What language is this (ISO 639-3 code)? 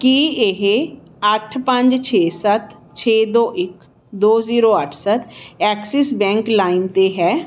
pan